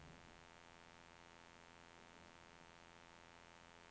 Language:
Norwegian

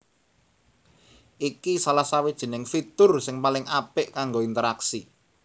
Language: Javanese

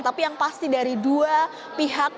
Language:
Indonesian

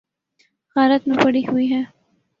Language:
Urdu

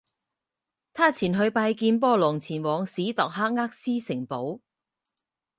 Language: Chinese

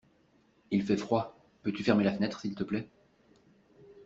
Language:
French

